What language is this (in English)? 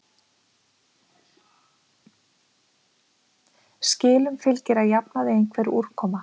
Icelandic